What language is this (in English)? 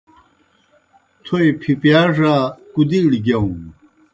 Kohistani Shina